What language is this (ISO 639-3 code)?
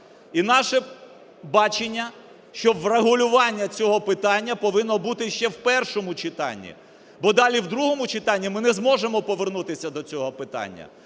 ukr